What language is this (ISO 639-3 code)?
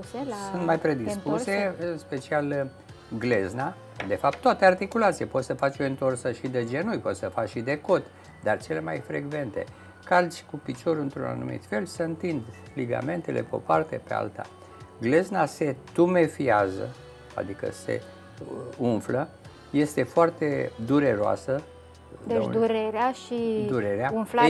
ron